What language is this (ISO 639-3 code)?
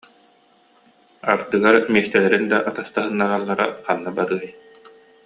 sah